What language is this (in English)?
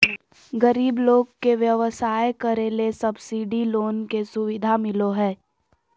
Magahi